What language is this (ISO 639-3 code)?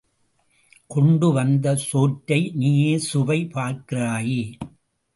tam